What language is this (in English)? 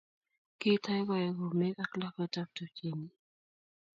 Kalenjin